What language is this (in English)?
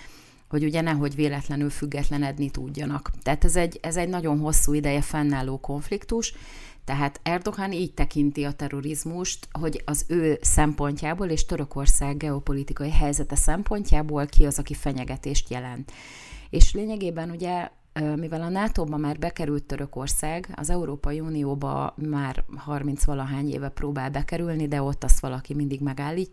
Hungarian